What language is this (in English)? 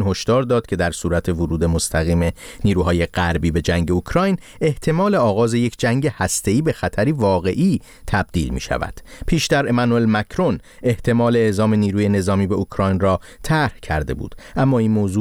Persian